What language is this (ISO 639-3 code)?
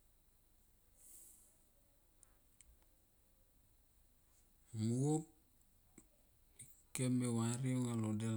tqp